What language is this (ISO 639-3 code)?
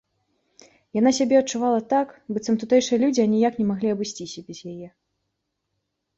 bel